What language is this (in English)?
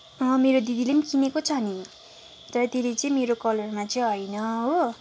Nepali